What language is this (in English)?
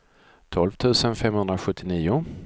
Swedish